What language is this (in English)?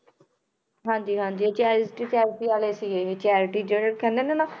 Punjabi